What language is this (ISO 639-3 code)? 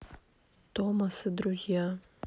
rus